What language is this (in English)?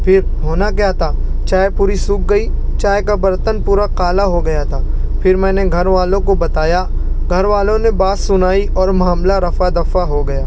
Urdu